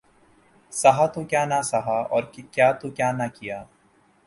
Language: Urdu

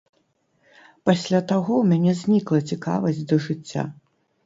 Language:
Belarusian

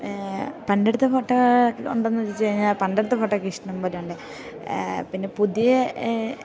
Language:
Malayalam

